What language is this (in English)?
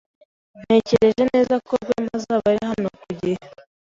Kinyarwanda